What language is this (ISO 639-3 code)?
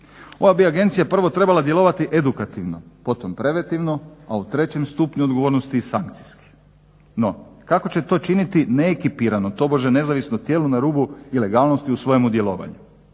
hrv